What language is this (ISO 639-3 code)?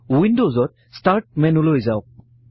asm